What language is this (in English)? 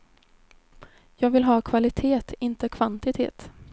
Swedish